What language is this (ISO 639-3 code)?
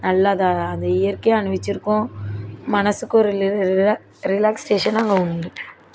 tam